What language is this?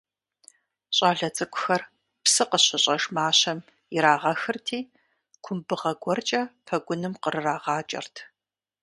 Kabardian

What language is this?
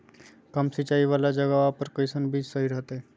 Magahi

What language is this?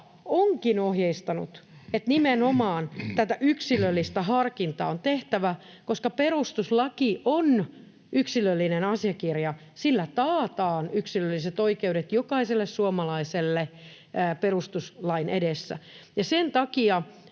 Finnish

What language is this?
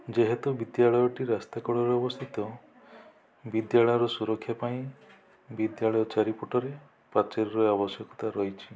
Odia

